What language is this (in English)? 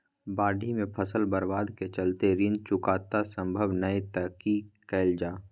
Maithili